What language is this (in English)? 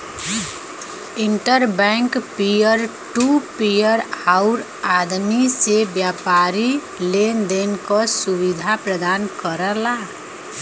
Bhojpuri